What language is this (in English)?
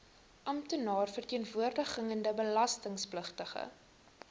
Afrikaans